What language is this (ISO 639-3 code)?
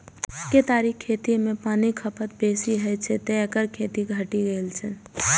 mai